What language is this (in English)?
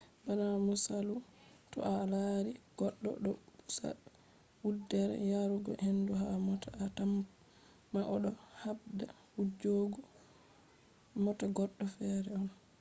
Fula